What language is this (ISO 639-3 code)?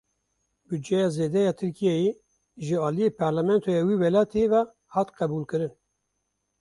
kur